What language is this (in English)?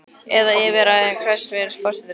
Icelandic